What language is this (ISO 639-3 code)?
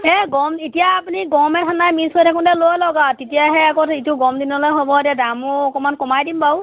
asm